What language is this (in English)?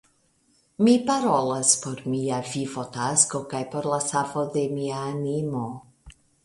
Esperanto